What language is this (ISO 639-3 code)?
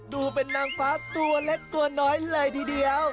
tha